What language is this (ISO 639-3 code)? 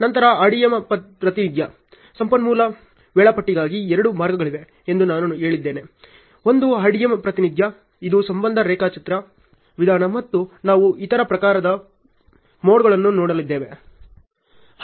kan